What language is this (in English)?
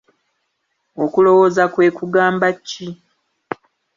Ganda